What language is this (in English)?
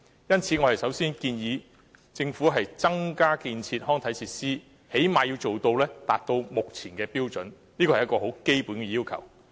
Cantonese